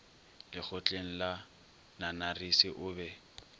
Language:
Northern Sotho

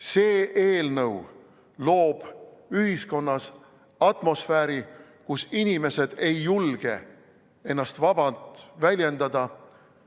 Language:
Estonian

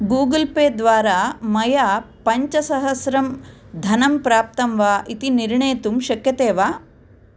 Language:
Sanskrit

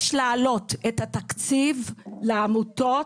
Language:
Hebrew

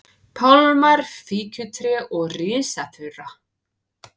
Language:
Icelandic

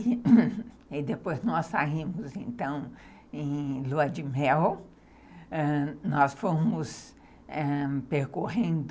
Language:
Portuguese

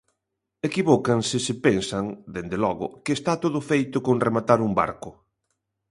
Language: Galician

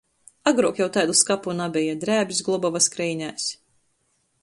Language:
Latgalian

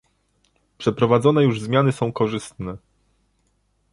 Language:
Polish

